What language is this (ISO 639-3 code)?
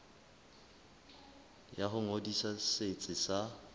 sot